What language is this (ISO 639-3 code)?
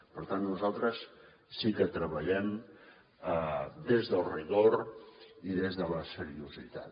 cat